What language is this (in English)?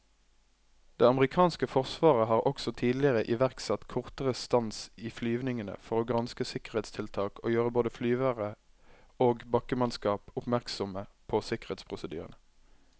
Norwegian